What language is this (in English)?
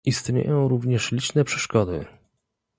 Polish